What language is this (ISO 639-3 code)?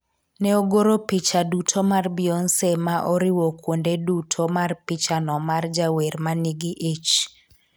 luo